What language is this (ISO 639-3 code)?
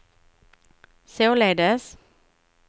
swe